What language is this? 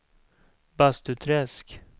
Swedish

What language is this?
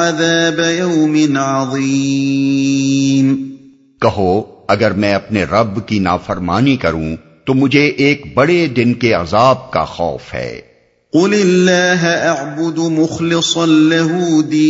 Urdu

